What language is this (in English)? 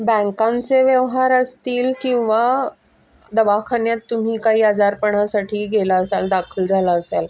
Marathi